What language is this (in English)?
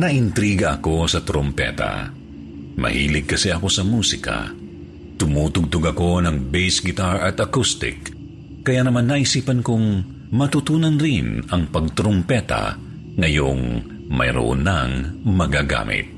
Filipino